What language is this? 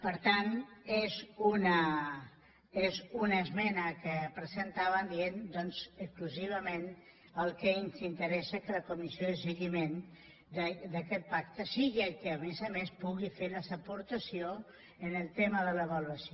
Catalan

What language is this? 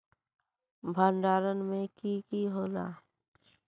Magahi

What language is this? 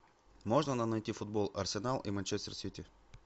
Russian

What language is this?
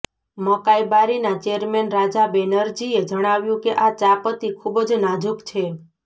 Gujarati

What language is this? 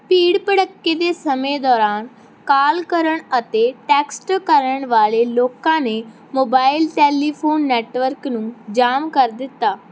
Punjabi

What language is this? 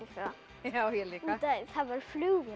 Icelandic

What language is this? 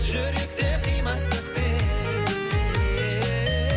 Kazakh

